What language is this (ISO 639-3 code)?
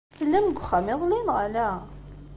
kab